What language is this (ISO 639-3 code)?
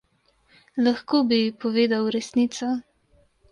slv